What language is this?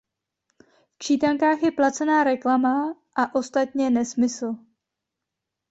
Czech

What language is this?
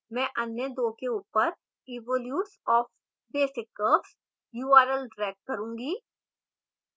Hindi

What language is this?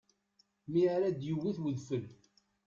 Kabyle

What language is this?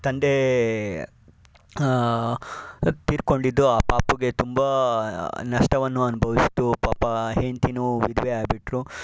Kannada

